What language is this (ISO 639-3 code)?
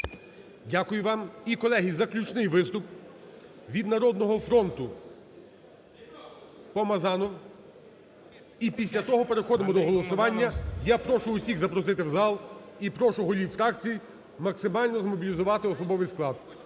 ukr